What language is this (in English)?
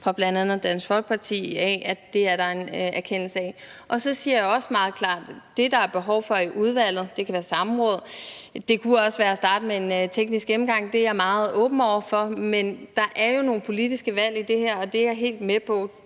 Danish